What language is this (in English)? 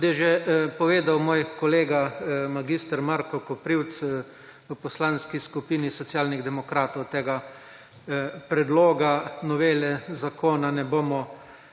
Slovenian